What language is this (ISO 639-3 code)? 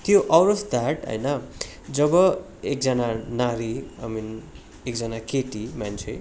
nep